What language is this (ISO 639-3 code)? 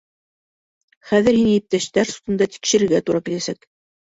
bak